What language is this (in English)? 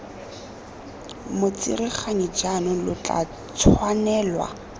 Tswana